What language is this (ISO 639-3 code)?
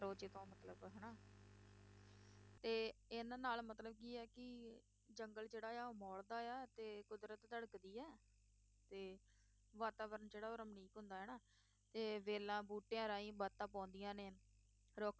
pan